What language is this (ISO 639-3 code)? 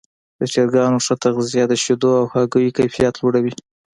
pus